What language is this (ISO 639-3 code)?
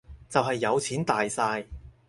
yue